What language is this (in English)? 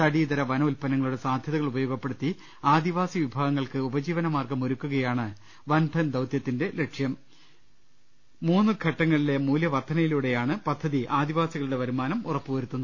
Malayalam